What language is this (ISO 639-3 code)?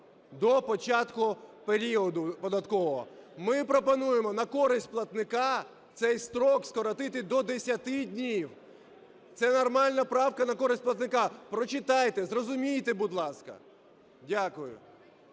ukr